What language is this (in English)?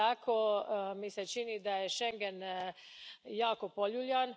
Croatian